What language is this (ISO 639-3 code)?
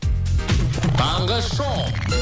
kaz